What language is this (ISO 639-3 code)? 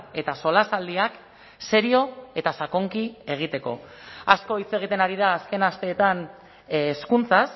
eus